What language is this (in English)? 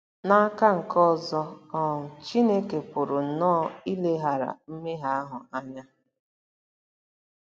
Igbo